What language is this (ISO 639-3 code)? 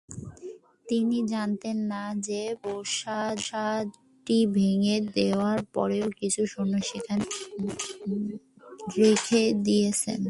ben